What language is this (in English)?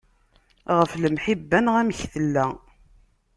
Kabyle